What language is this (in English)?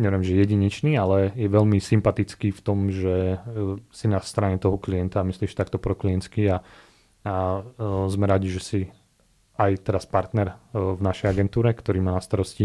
Slovak